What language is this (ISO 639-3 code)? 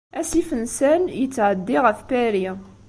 kab